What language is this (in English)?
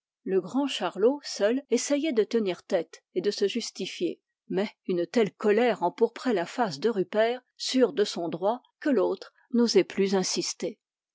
French